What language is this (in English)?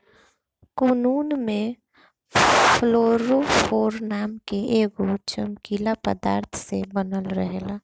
Bhojpuri